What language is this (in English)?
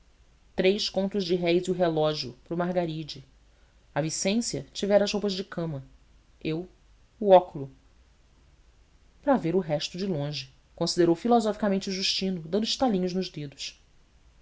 Portuguese